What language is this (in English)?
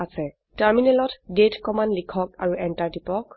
Assamese